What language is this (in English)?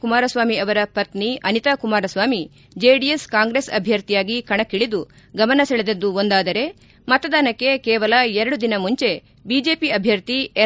Kannada